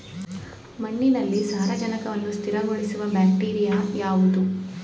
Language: Kannada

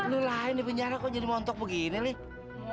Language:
Indonesian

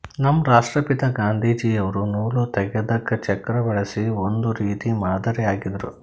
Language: Kannada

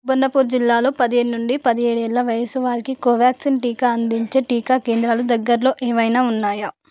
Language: Telugu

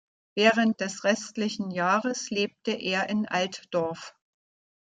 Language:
German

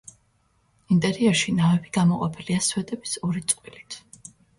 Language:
Georgian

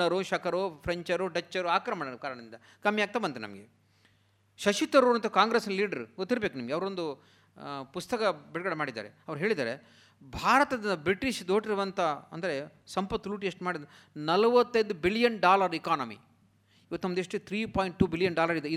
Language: Kannada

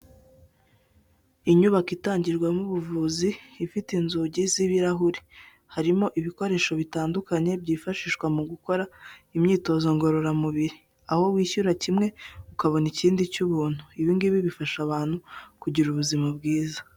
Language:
Kinyarwanda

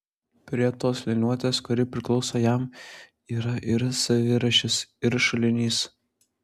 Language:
Lithuanian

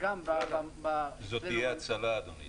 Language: Hebrew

